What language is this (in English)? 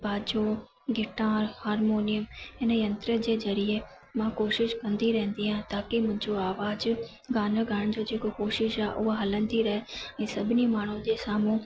Sindhi